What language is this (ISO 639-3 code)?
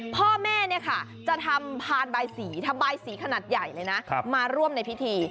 tha